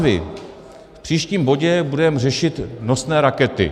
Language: Czech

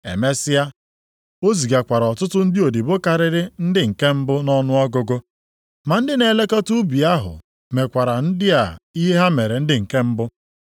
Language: Igbo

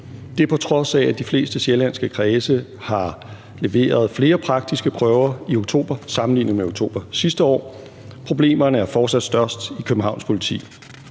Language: Danish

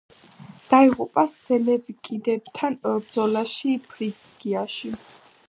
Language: Georgian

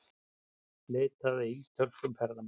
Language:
Icelandic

